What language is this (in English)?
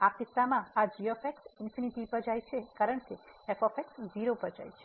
Gujarati